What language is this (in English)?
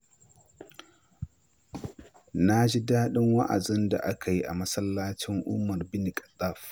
Hausa